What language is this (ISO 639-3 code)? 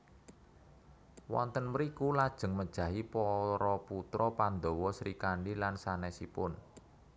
jav